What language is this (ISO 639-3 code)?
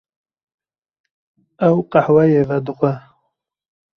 kur